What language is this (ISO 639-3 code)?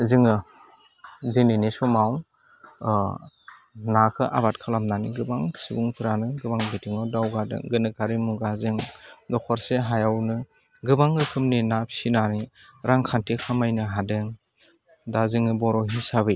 brx